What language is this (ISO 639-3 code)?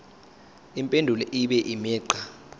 zul